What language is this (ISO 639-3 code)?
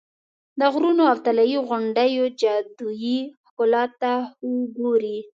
pus